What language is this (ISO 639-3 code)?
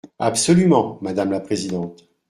fra